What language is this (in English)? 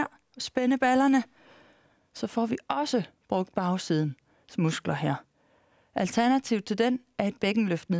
Danish